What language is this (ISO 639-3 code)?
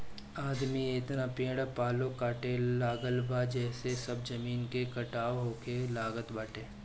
bho